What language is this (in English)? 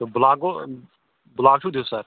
Kashmiri